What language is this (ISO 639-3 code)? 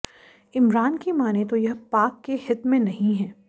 hin